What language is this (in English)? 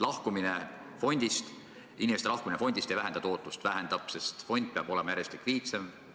Estonian